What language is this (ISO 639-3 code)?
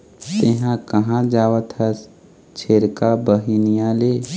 hne